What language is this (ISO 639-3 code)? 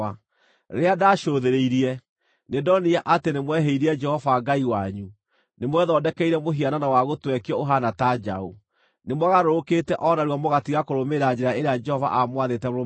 kik